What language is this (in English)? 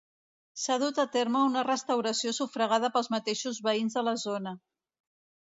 Catalan